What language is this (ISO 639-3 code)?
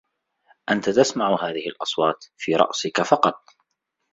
ara